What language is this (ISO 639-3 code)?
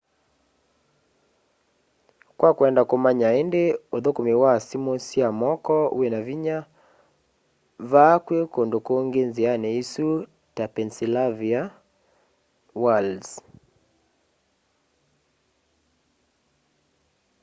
kam